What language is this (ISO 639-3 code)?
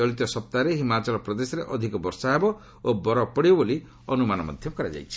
ori